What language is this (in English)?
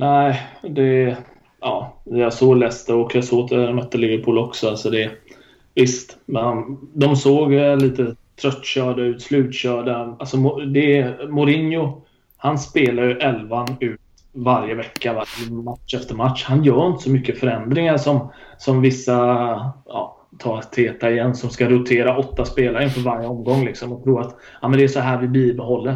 Swedish